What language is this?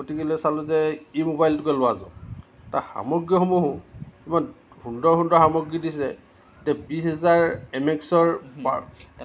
Assamese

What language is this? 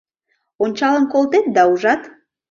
Mari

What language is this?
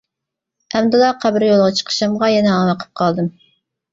Uyghur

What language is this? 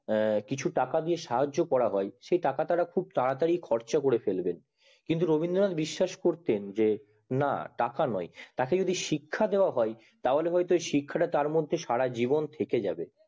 Bangla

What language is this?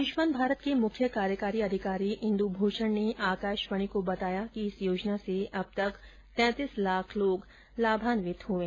Hindi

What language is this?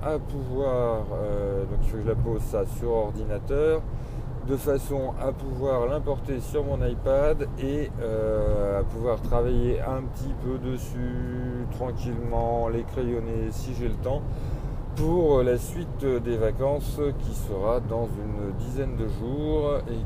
French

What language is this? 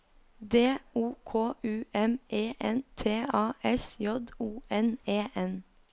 Norwegian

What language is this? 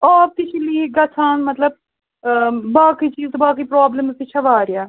Kashmiri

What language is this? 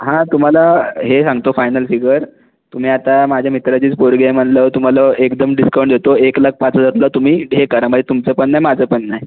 Marathi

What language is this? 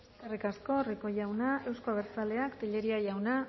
Basque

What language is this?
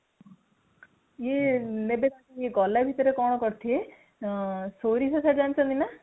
Odia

